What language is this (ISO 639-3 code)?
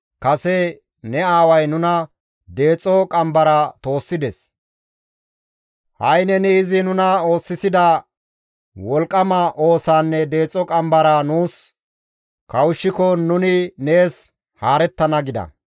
gmv